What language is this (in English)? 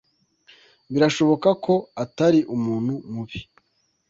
Kinyarwanda